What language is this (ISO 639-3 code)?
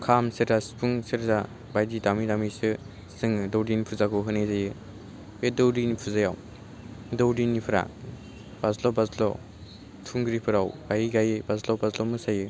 brx